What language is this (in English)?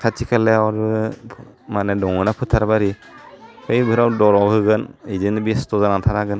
Bodo